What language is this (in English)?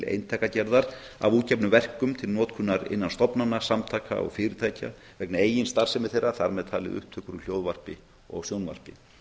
Icelandic